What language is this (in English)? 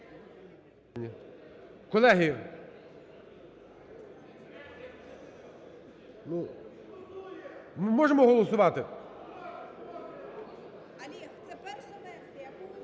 Ukrainian